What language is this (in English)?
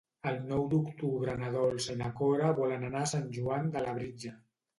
Catalan